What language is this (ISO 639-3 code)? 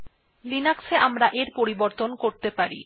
ben